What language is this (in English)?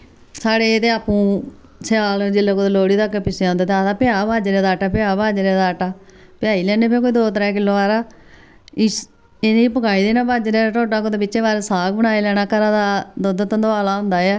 Dogri